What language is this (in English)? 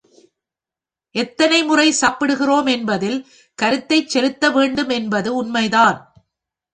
Tamil